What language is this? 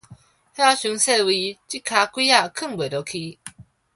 Min Nan Chinese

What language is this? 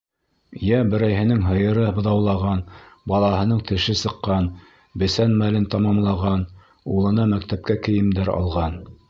Bashkir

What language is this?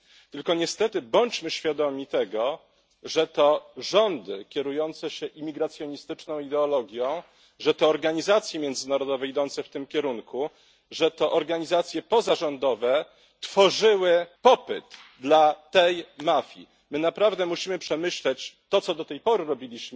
Polish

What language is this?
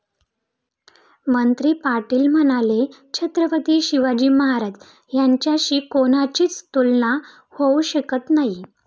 Marathi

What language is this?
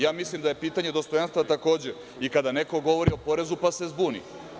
Serbian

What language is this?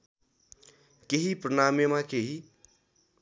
Nepali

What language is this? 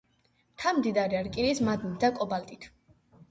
Georgian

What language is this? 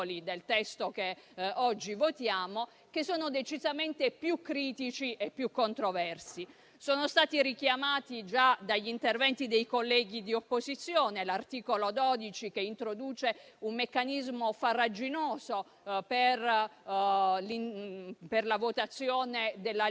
Italian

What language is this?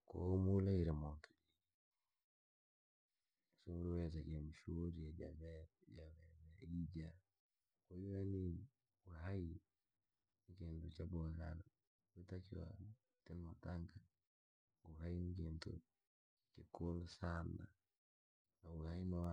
Langi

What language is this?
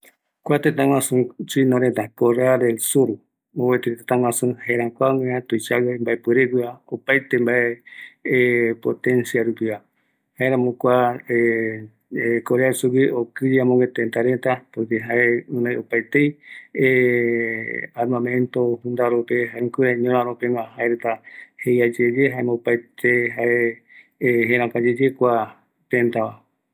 Eastern Bolivian Guaraní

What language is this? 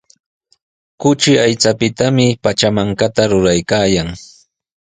Sihuas Ancash Quechua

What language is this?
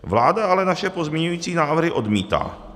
Czech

